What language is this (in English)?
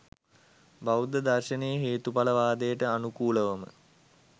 Sinhala